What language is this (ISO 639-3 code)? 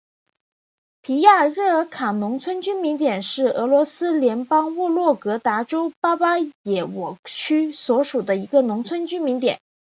zho